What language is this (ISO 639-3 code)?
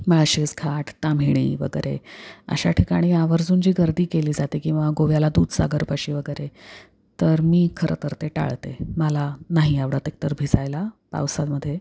mar